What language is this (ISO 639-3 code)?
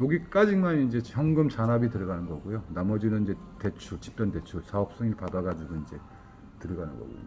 kor